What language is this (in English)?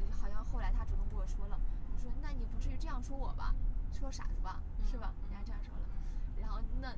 Chinese